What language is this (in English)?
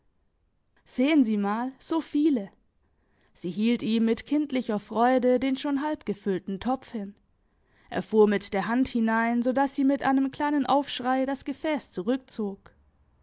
German